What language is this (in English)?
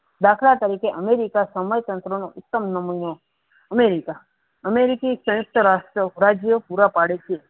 Gujarati